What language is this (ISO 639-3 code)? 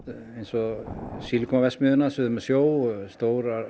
isl